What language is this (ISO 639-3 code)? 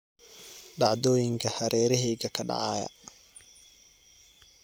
som